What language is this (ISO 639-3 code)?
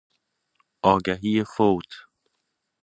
fas